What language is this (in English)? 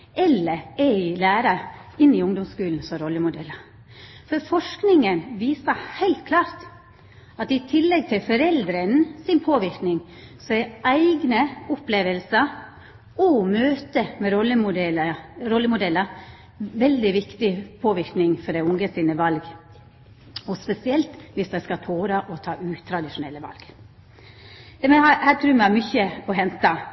Norwegian Nynorsk